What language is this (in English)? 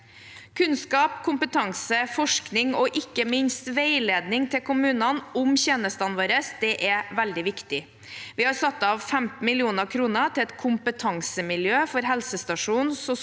Norwegian